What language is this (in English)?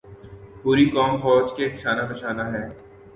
Urdu